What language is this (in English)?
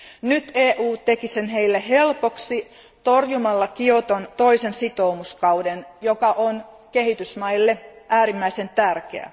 Finnish